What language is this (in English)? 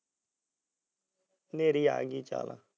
Punjabi